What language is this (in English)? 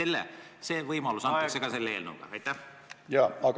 Estonian